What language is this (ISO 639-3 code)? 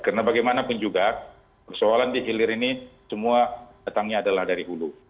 ind